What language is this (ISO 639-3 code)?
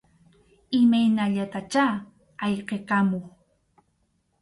qxu